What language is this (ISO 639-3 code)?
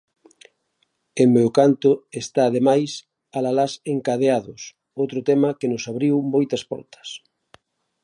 glg